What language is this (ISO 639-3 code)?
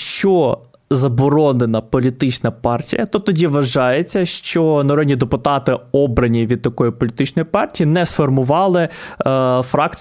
ukr